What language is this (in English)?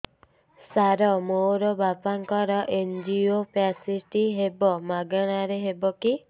Odia